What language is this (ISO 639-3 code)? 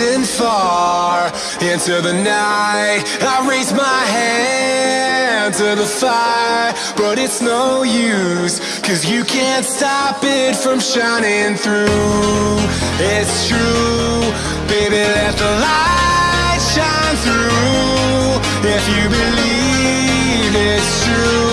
eng